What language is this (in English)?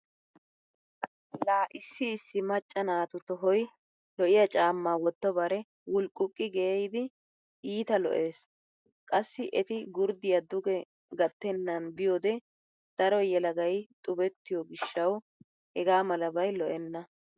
Wolaytta